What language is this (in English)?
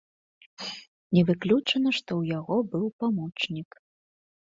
Belarusian